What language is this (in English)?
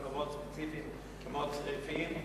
Hebrew